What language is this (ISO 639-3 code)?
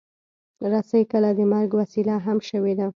pus